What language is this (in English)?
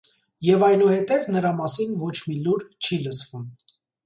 Armenian